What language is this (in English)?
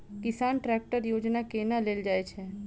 Maithili